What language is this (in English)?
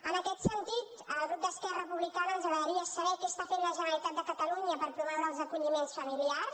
Catalan